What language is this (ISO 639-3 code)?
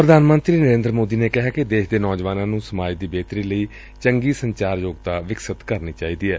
pan